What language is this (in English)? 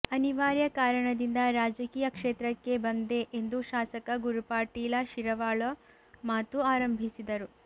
Kannada